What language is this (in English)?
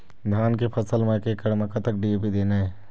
Chhattisgarhi